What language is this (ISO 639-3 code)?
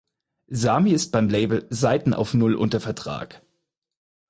deu